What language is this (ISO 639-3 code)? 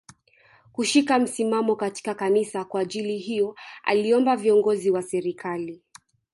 swa